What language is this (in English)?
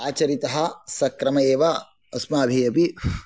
Sanskrit